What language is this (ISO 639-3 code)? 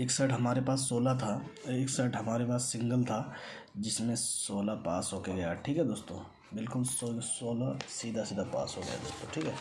hin